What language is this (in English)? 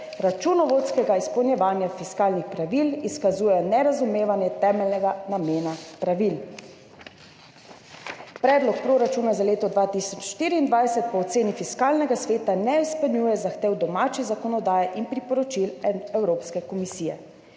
Slovenian